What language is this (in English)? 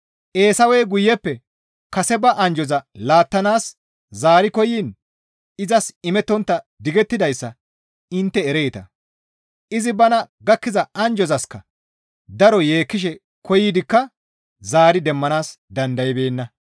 Gamo